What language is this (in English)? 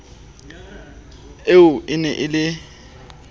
Southern Sotho